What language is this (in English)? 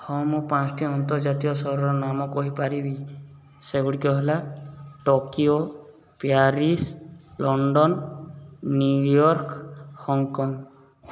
Odia